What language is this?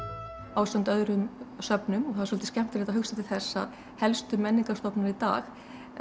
Icelandic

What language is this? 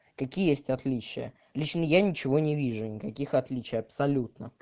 Russian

